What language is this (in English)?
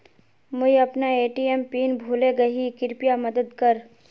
Magahi